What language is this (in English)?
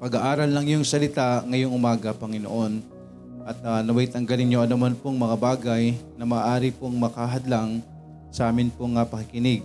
Filipino